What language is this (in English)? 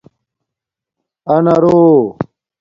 Domaaki